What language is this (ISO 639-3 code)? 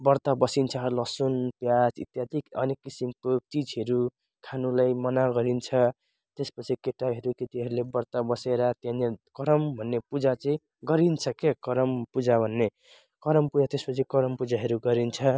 nep